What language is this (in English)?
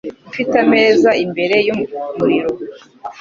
Kinyarwanda